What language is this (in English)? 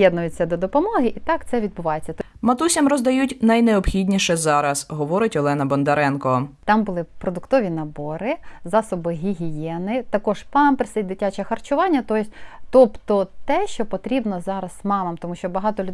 Ukrainian